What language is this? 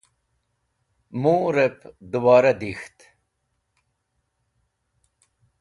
Wakhi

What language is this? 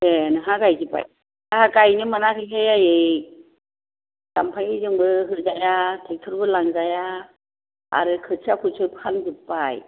Bodo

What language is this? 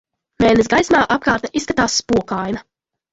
Latvian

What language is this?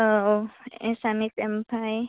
Bodo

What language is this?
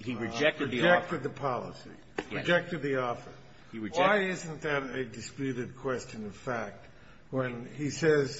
English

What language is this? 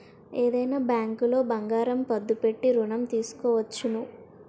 Telugu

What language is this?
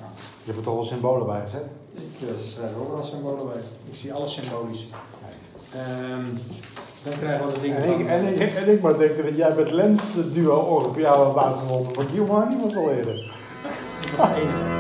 Dutch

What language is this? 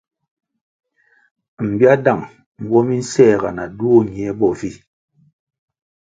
Kwasio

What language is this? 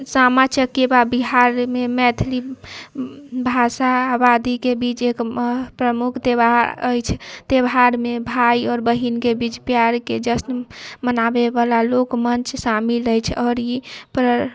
Maithili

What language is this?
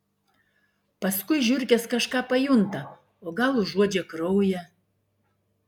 Lithuanian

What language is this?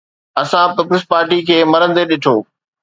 Sindhi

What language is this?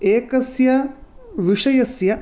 Sanskrit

